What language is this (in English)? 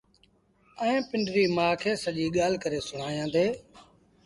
Sindhi Bhil